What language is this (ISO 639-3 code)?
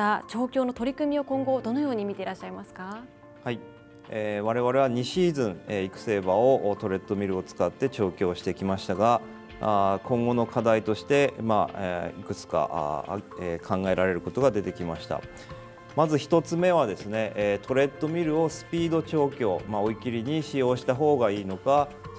jpn